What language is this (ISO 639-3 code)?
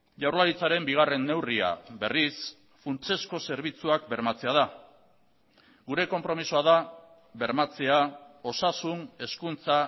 eus